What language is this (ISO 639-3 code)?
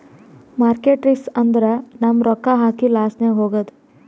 kan